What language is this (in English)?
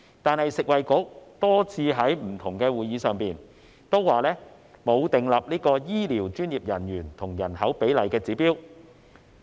Cantonese